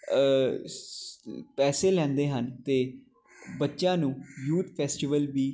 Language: Punjabi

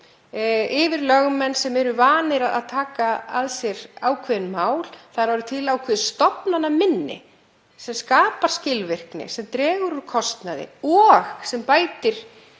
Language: Icelandic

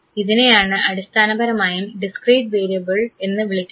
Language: Malayalam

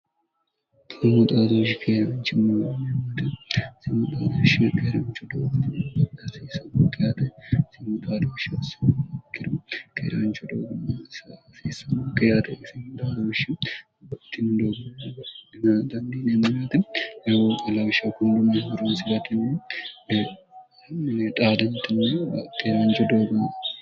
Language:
Sidamo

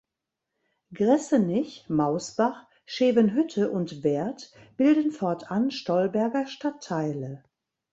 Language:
German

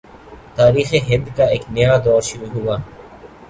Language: Urdu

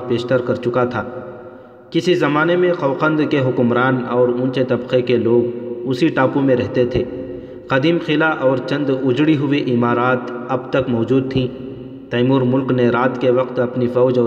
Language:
Urdu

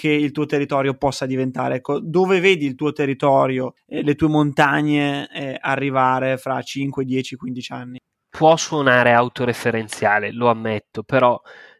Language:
Italian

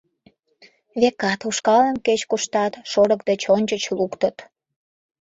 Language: Mari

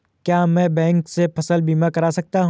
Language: Hindi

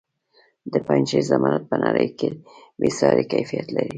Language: Pashto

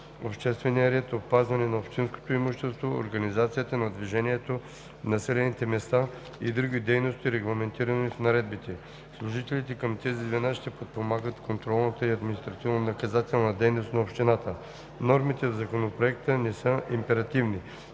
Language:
Bulgarian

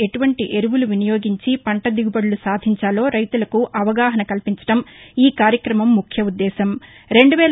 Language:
Telugu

